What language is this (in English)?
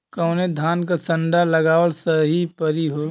Bhojpuri